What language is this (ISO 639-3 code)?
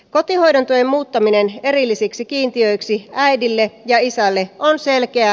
fin